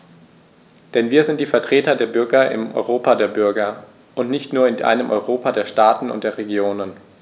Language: German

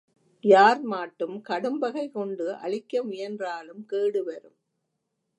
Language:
Tamil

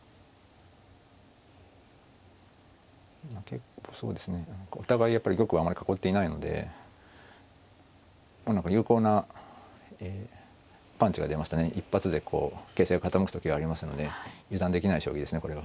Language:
Japanese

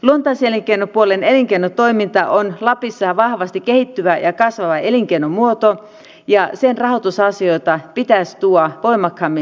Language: Finnish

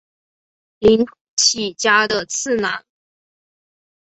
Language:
Chinese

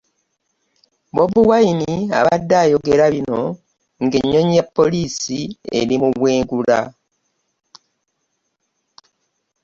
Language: Ganda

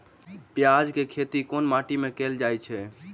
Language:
Maithili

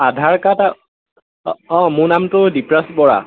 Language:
Assamese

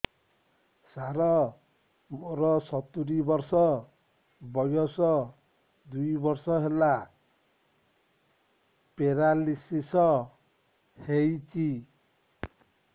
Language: Odia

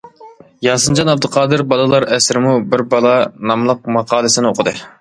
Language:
Uyghur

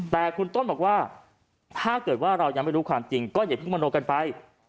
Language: Thai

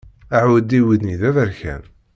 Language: Kabyle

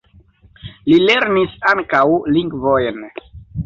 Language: Esperanto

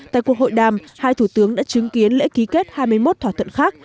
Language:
Vietnamese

